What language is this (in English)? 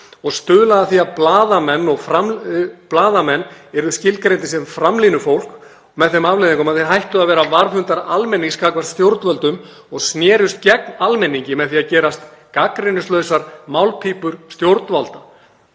Icelandic